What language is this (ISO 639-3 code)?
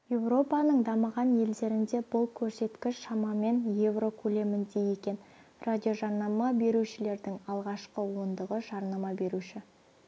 kaz